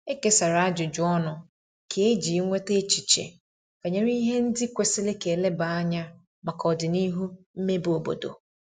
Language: Igbo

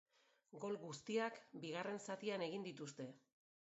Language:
Basque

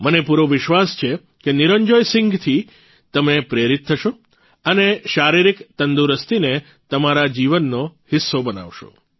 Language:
Gujarati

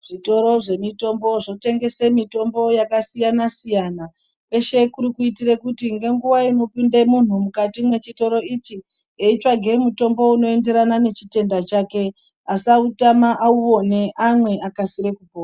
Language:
Ndau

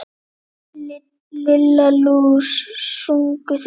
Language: Icelandic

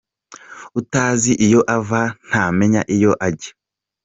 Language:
Kinyarwanda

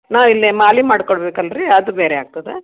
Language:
Kannada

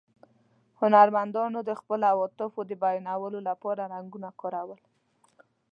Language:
Pashto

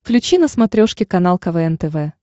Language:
Russian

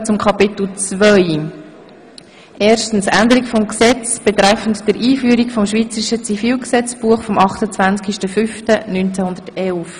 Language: Swiss German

